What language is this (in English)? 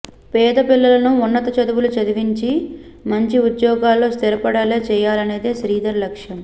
Telugu